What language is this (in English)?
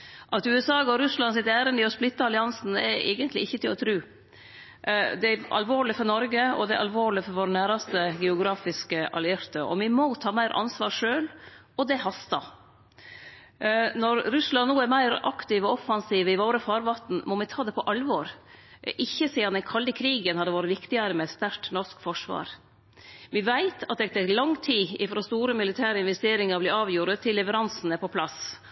Norwegian Nynorsk